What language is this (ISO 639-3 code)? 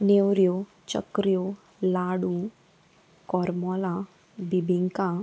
kok